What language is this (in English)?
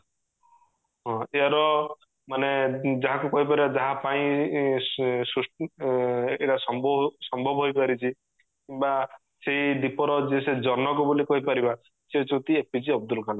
Odia